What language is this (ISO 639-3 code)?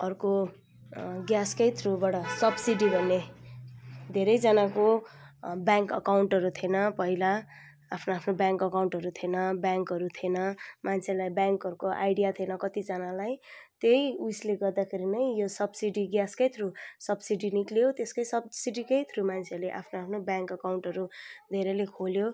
nep